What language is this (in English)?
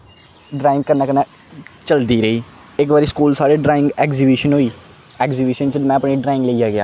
Dogri